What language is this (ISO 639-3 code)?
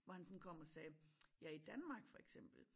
dan